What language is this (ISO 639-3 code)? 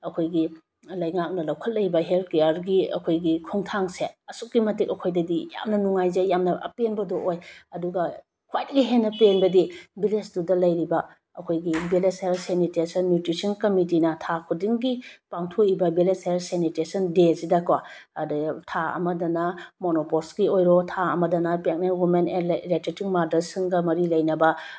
mni